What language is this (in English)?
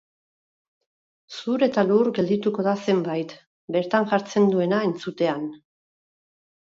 Basque